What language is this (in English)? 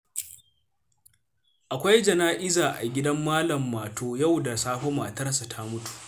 Hausa